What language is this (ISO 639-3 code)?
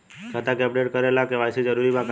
bho